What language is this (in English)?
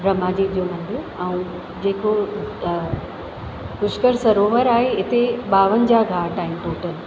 Sindhi